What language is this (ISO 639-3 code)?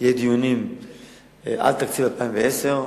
heb